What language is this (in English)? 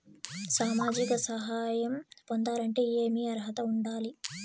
Telugu